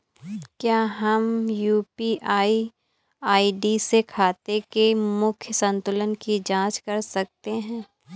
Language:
Hindi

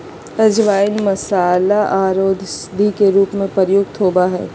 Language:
Magahi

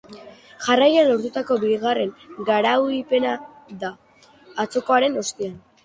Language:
Basque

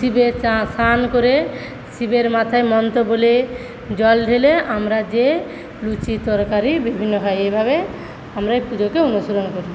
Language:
Bangla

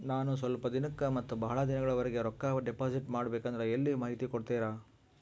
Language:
Kannada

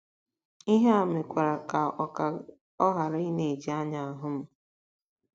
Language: Igbo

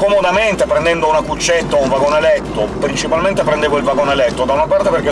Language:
Italian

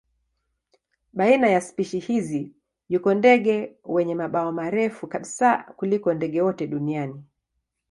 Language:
Swahili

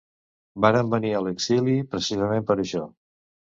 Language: Catalan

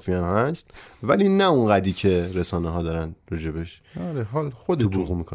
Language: Persian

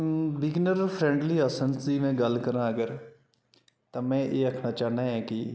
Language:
Dogri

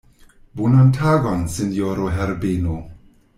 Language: Esperanto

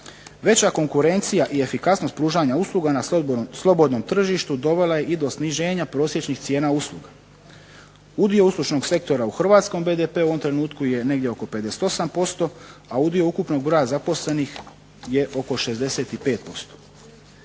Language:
Croatian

